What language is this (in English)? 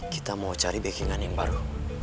Indonesian